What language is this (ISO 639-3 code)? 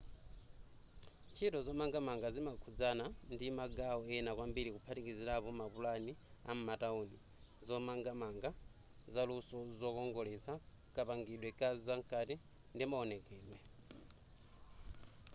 nya